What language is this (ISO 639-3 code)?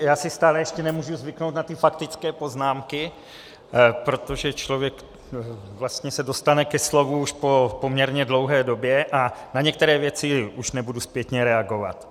ces